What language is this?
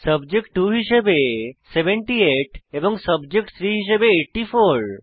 Bangla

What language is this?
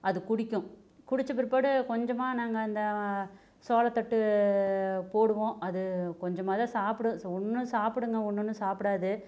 Tamil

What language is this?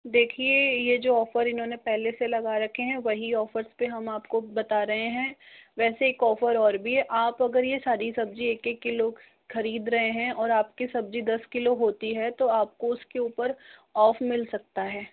Hindi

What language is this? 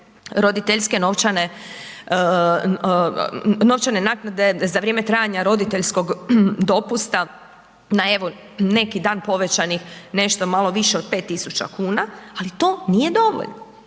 Croatian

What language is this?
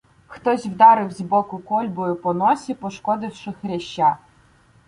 Ukrainian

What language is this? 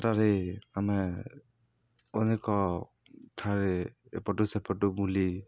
Odia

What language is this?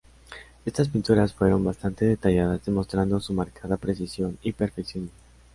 Spanish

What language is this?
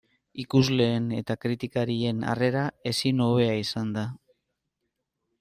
Basque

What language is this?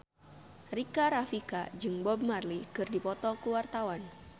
Sundanese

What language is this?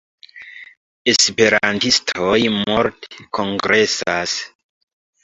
Esperanto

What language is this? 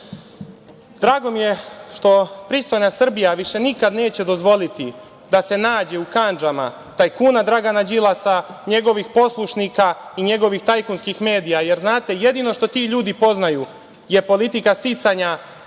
Serbian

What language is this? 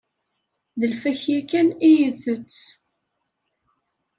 Kabyle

